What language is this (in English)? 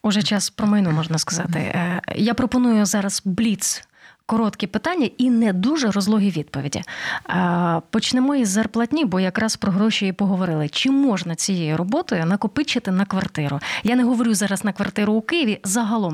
Ukrainian